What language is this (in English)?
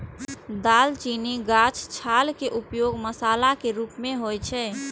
Maithili